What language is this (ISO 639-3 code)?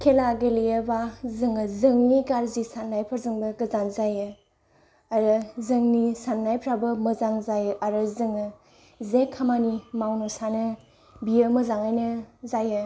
brx